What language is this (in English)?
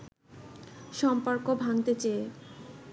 Bangla